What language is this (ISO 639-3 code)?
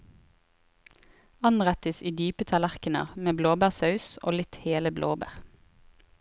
nor